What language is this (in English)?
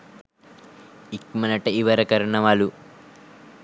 Sinhala